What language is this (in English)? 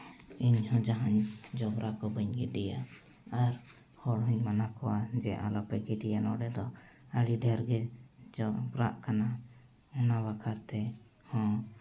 Santali